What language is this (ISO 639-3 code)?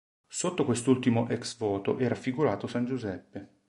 ita